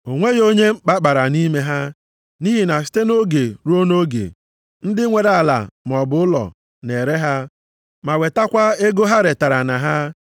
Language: Igbo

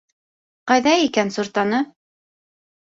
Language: Bashkir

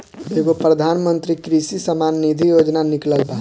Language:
Bhojpuri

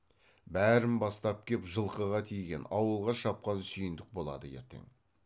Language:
Kazakh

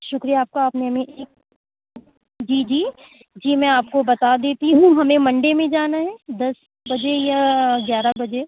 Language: Urdu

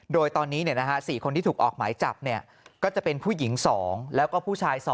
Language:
Thai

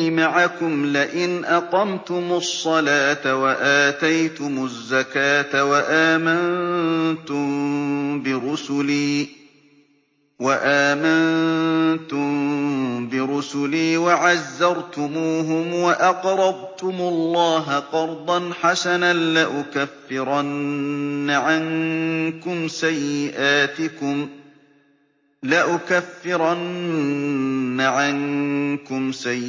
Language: Arabic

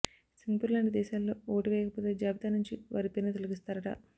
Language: Telugu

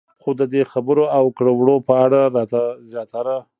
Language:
Pashto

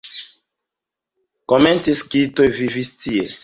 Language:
Esperanto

